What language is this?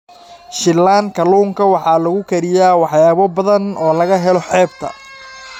Somali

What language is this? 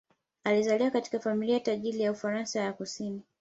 Swahili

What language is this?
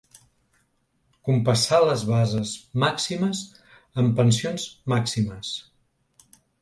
Catalan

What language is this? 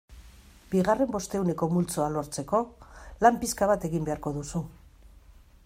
Basque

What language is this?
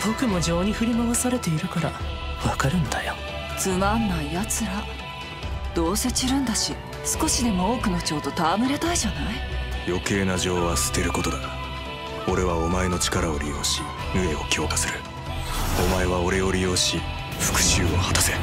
Japanese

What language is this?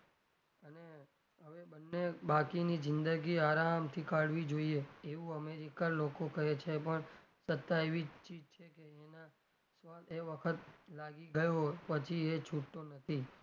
Gujarati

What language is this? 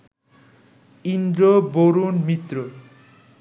Bangla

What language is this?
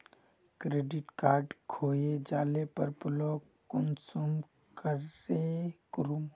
Magahi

